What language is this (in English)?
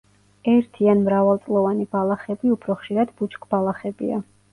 Georgian